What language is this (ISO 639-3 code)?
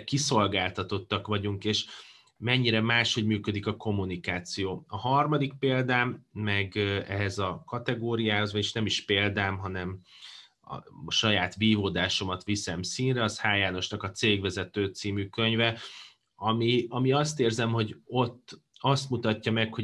hun